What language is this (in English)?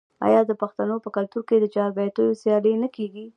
Pashto